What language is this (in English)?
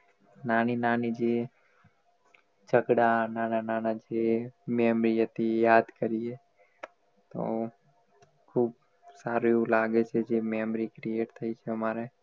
Gujarati